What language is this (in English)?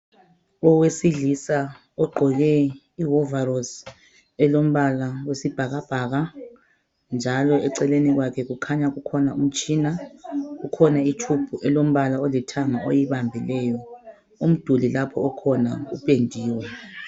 North Ndebele